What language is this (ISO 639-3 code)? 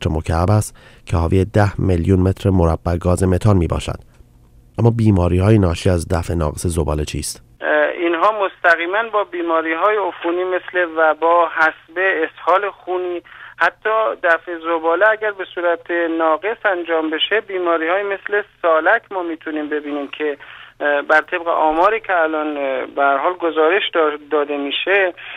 fas